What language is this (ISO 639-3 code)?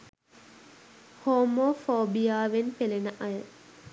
sin